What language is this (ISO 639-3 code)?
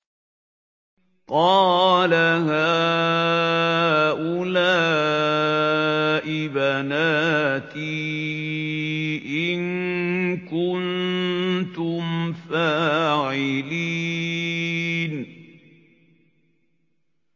ara